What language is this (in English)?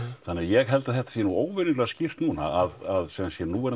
Icelandic